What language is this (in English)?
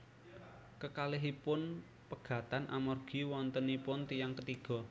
Javanese